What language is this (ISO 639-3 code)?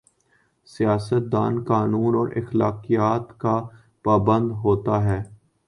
urd